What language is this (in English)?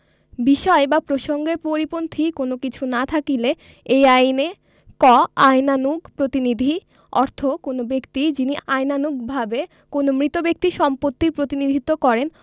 Bangla